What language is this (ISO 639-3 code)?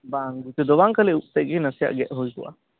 sat